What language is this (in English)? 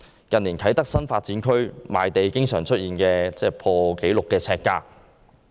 Cantonese